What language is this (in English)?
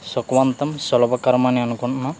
Telugu